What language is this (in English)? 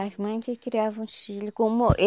Portuguese